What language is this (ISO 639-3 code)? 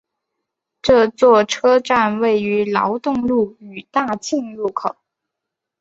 zho